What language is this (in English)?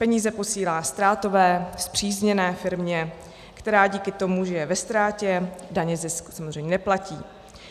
Czech